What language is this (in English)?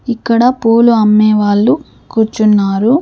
Telugu